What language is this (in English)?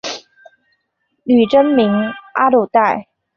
Chinese